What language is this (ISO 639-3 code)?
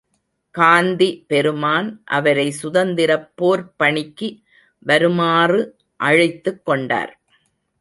tam